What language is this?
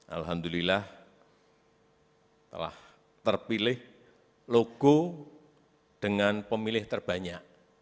Indonesian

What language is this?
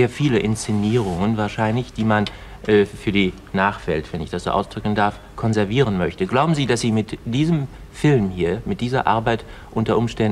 German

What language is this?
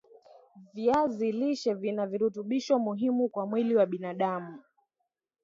Swahili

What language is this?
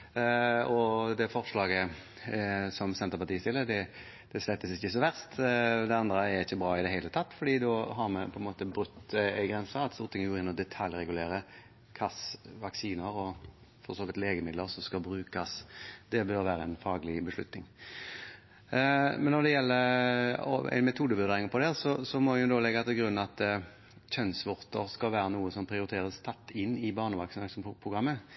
Norwegian Bokmål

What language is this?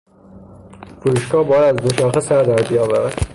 Persian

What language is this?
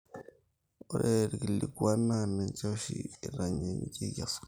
Masai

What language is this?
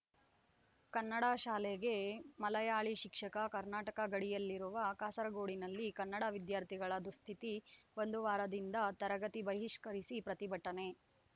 Kannada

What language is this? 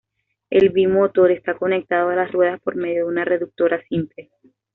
Spanish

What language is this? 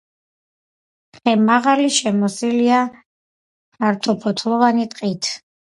Georgian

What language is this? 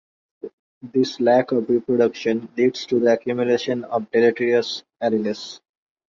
English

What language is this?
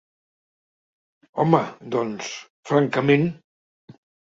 Catalan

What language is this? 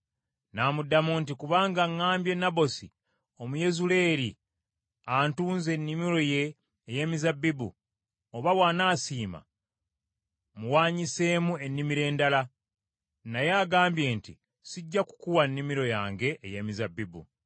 Ganda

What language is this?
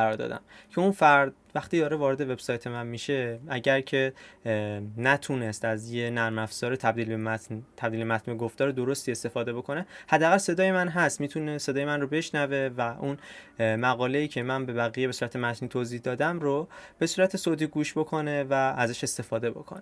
Persian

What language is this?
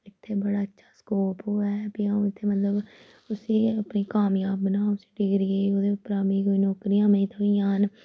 Dogri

